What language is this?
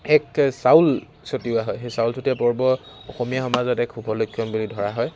Assamese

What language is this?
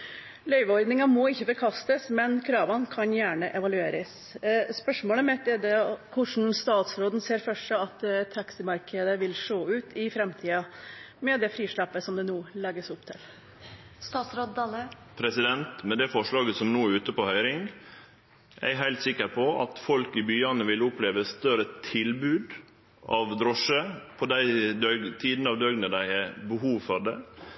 Norwegian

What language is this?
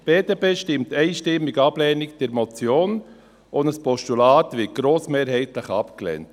Swiss German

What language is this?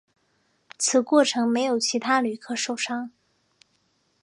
Chinese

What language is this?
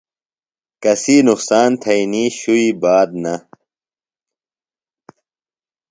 Phalura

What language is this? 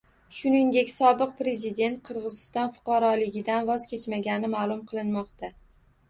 Uzbek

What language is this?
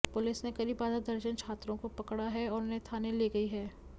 Hindi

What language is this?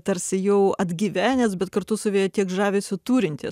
Lithuanian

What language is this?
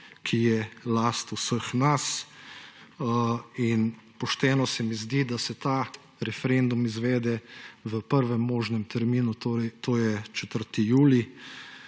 Slovenian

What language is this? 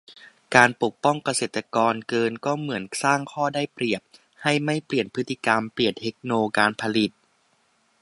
Thai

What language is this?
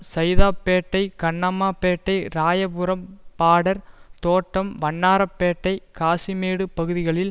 Tamil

